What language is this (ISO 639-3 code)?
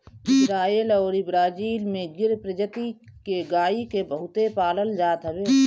bho